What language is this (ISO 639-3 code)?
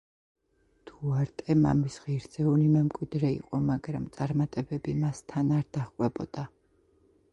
kat